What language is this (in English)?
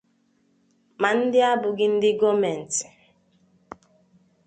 Igbo